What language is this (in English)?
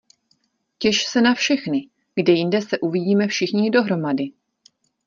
Czech